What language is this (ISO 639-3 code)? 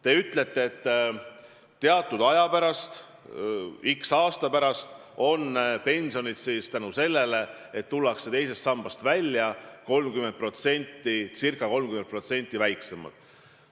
est